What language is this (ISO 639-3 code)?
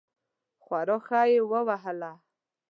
pus